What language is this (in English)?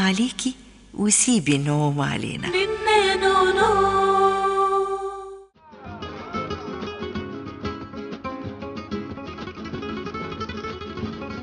Arabic